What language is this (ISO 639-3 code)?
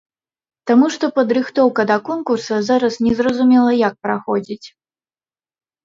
bel